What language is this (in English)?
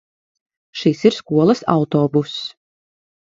Latvian